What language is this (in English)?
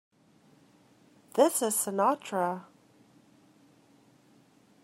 English